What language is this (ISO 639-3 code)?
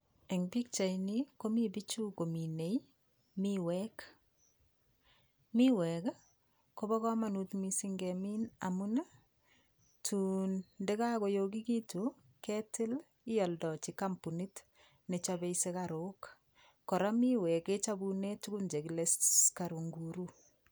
kln